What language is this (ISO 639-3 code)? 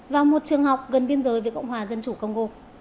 vie